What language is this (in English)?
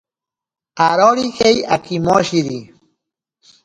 Ashéninka Perené